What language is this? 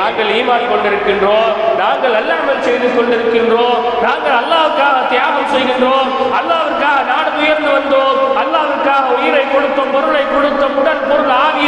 Tamil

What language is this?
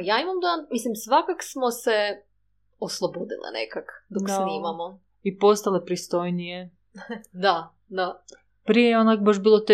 Croatian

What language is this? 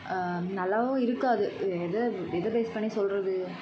Tamil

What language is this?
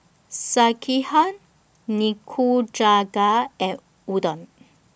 English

